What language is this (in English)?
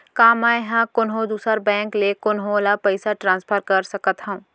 Chhattisgarhi